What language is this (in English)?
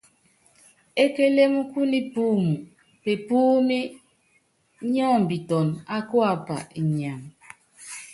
Yangben